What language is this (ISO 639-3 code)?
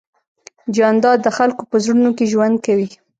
pus